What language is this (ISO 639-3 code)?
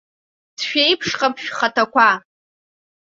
abk